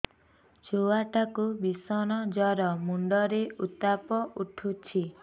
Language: Odia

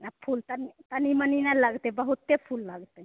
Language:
Maithili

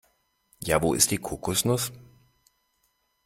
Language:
German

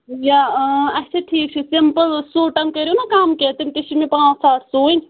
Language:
Kashmiri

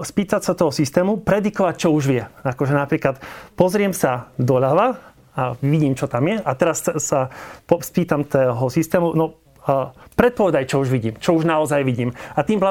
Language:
Slovak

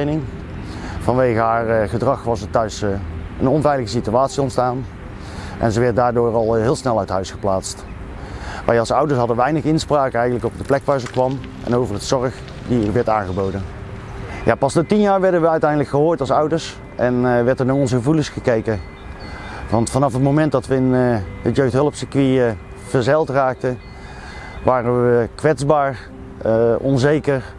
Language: Dutch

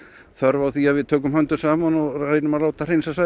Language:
Icelandic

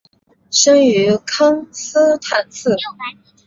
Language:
Chinese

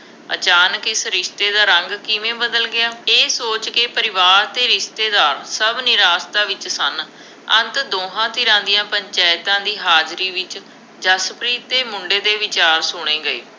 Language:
Punjabi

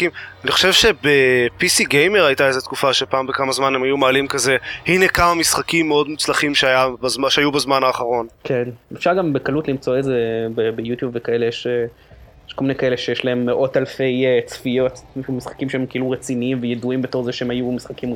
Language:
Hebrew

